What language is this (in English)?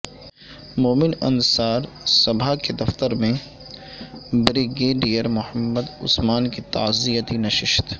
Urdu